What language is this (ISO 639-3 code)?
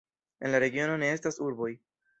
epo